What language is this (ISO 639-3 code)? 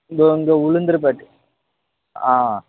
tam